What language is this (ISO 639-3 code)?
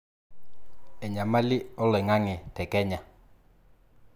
mas